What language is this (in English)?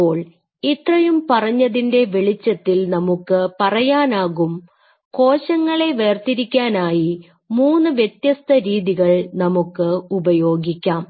Malayalam